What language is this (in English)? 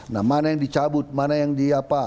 Indonesian